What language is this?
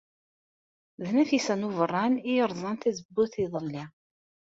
Kabyle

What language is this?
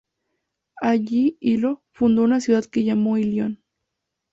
Spanish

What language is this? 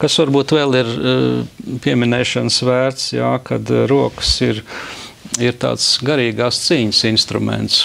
Latvian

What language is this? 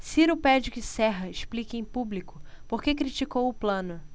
Portuguese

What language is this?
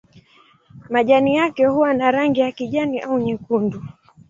Swahili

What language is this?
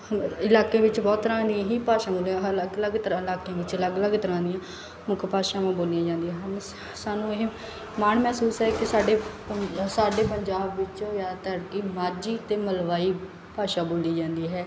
Punjabi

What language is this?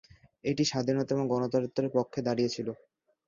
Bangla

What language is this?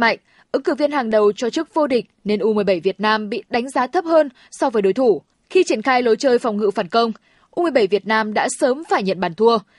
Vietnamese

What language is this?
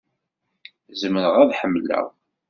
Kabyle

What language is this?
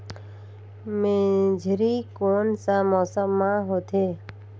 Chhattisgarhi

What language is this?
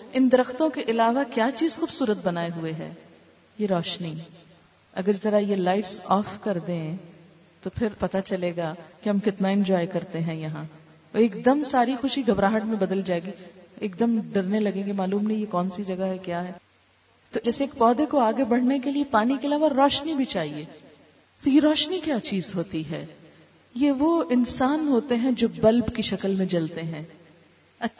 Urdu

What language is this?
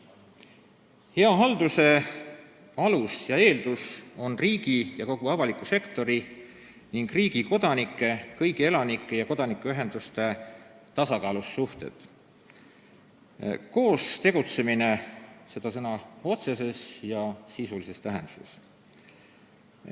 Estonian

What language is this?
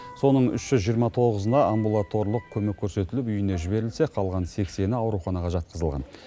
Kazakh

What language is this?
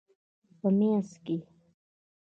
Pashto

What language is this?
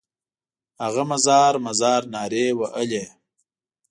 Pashto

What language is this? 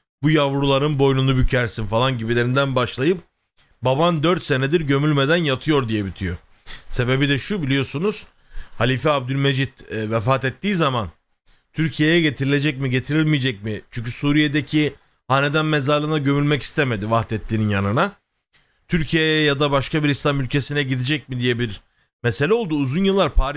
Turkish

